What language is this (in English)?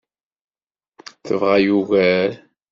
Kabyle